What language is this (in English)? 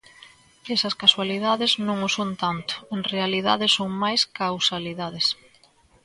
Galician